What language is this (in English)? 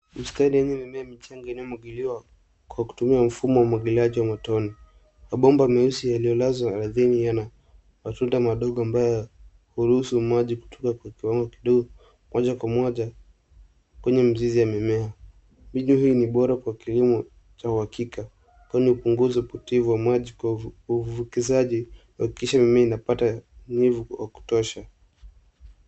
Swahili